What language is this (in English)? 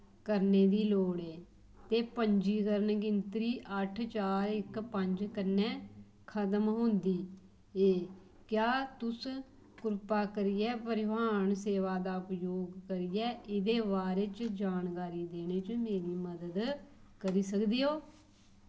Dogri